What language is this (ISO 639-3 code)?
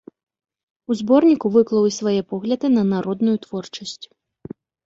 bel